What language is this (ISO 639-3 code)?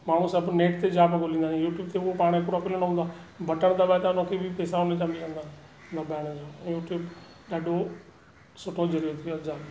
snd